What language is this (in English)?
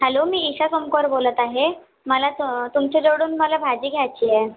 Marathi